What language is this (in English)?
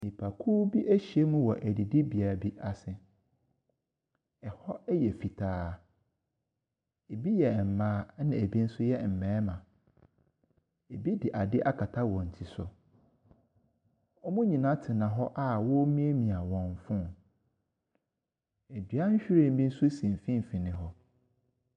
Akan